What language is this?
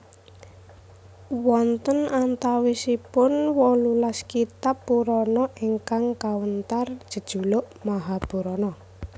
Javanese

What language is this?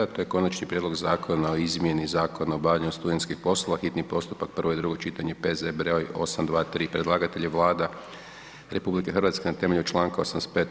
Croatian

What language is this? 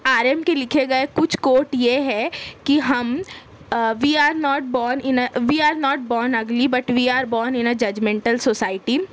Urdu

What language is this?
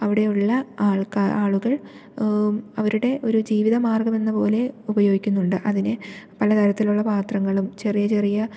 Malayalam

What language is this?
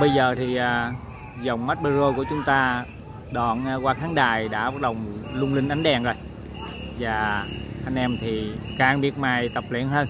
Vietnamese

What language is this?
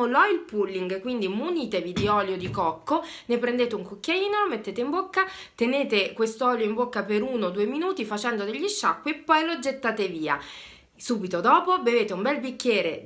Italian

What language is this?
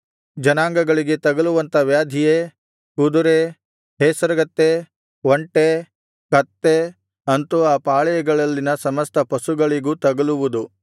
Kannada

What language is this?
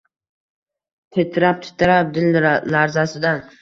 Uzbek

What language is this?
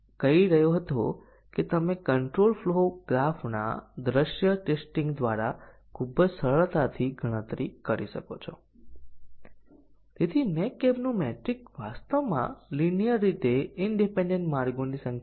Gujarati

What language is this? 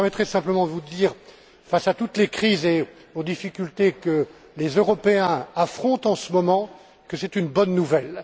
French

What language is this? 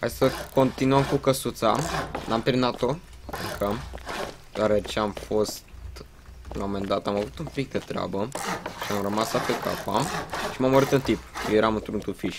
Romanian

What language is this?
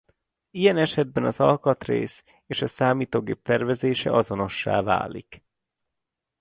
Hungarian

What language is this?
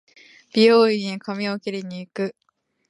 Japanese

